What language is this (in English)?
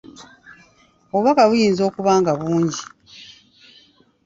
Ganda